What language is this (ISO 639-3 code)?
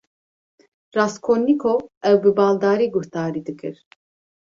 kur